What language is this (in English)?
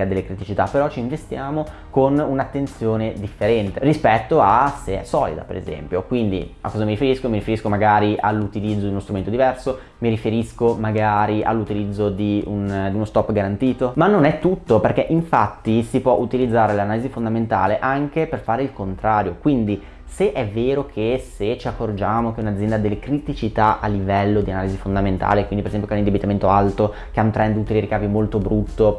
Italian